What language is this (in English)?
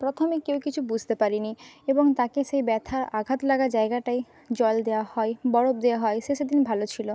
Bangla